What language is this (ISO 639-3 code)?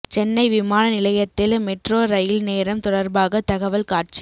tam